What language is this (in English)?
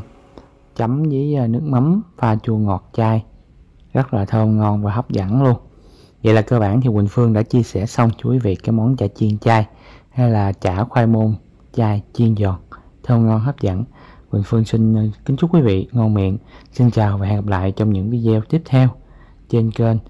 Vietnamese